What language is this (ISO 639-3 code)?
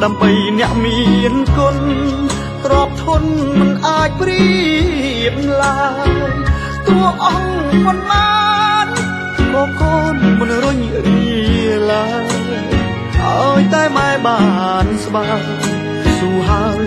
tha